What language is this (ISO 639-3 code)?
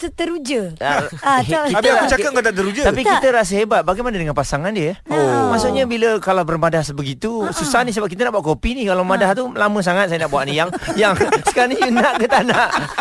msa